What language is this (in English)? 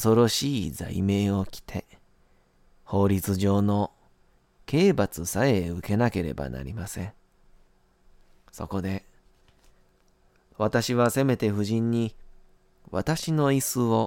Japanese